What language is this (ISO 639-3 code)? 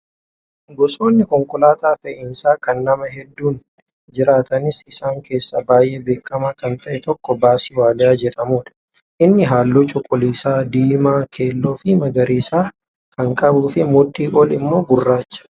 orm